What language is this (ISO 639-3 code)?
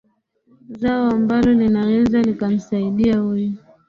swa